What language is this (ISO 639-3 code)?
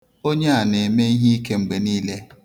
ibo